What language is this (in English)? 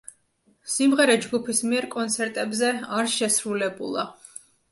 Georgian